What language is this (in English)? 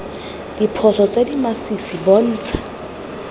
Tswana